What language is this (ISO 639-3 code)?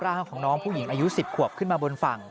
tha